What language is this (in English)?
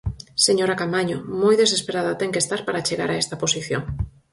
Galician